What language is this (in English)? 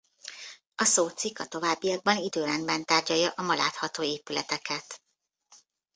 Hungarian